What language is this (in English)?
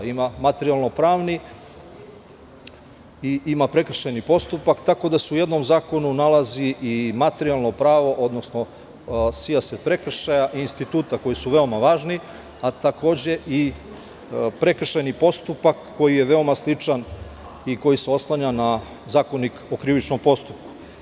Serbian